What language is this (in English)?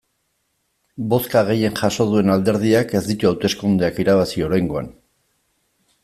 Basque